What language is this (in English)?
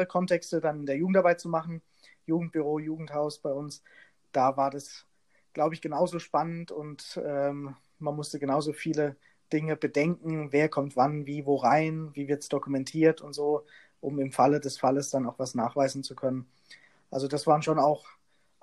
German